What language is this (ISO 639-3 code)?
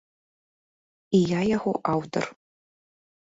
bel